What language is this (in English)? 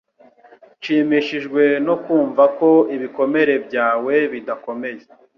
Kinyarwanda